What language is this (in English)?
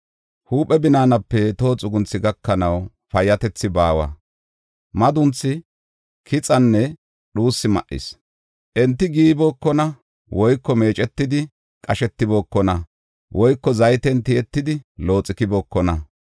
Gofa